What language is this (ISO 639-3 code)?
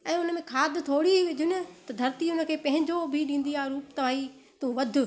snd